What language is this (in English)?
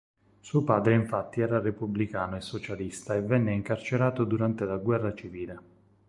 Italian